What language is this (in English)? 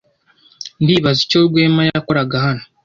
Kinyarwanda